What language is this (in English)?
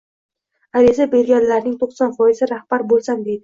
Uzbek